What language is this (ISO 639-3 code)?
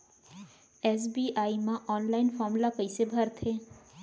hne